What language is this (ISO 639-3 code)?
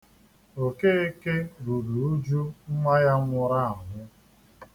ibo